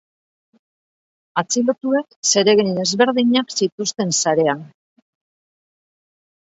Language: Basque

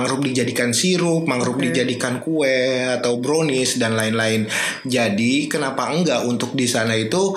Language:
Indonesian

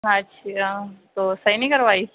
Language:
Urdu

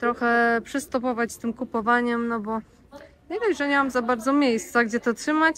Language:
Polish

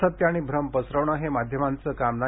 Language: Marathi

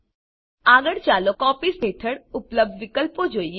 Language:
Gujarati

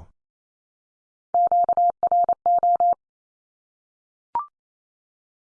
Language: English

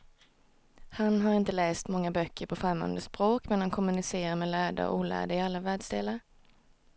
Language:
Swedish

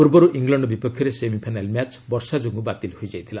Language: Odia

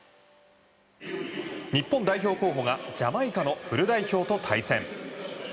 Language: Japanese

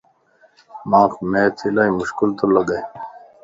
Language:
Lasi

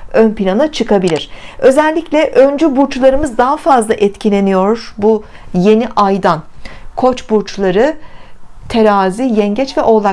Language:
Turkish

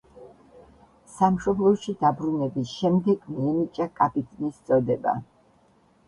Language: Georgian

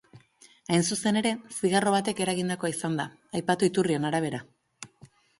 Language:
Basque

